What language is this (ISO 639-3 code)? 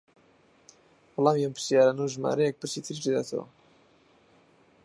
ckb